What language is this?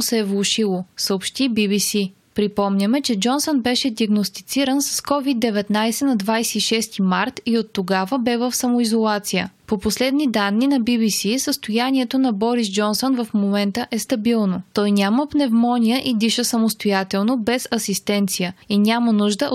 Bulgarian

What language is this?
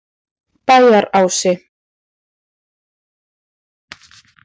Icelandic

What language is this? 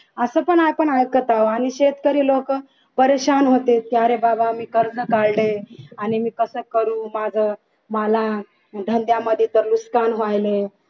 Marathi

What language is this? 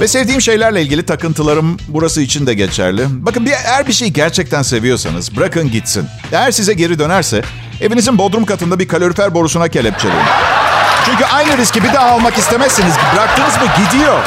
Turkish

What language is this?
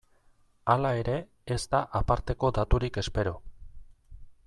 Basque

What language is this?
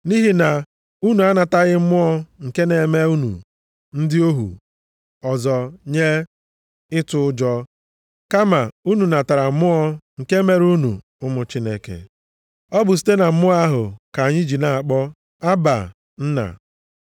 Igbo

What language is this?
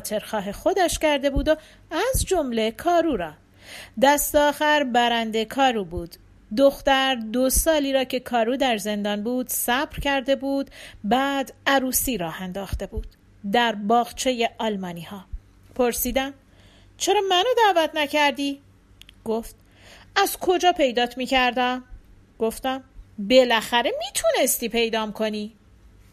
Persian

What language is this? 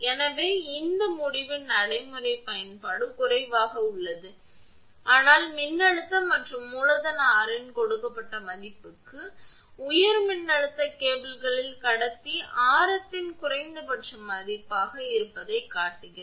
Tamil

